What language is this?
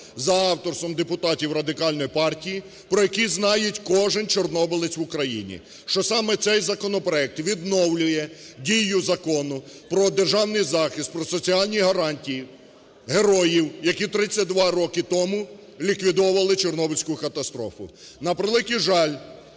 Ukrainian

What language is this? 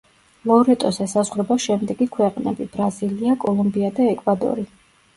Georgian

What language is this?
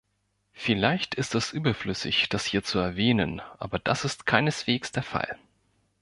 German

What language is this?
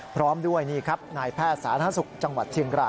Thai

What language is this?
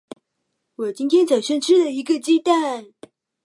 Chinese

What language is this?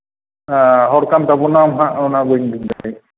Santali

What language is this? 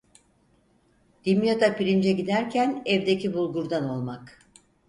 Turkish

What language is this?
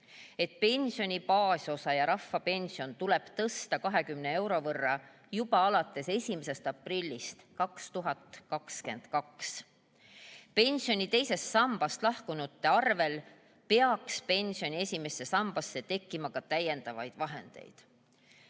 Estonian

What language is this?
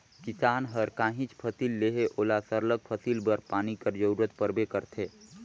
Chhattisgarhi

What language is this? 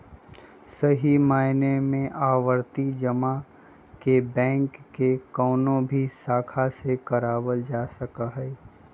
Magahi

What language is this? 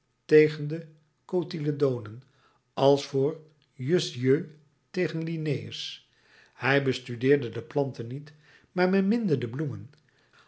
Dutch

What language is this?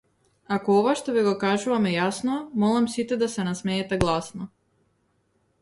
Macedonian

